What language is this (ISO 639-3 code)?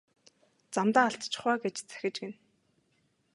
mon